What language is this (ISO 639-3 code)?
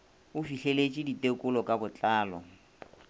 nso